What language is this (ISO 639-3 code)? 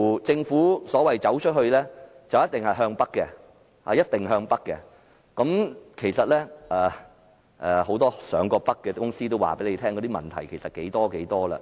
yue